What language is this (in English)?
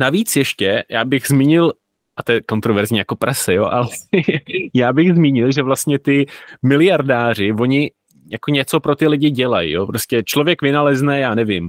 Czech